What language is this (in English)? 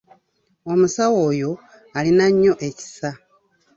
Ganda